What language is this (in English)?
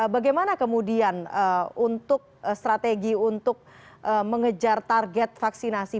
Indonesian